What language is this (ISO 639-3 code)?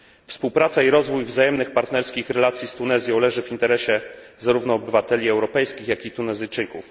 pol